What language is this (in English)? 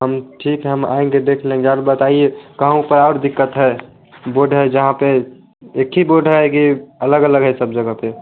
Hindi